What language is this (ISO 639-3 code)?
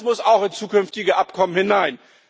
deu